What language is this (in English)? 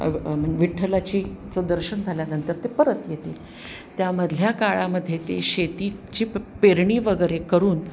Marathi